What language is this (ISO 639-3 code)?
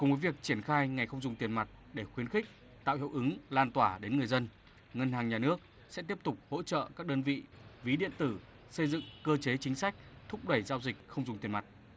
vie